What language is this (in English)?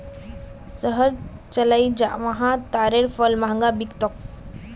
Magahi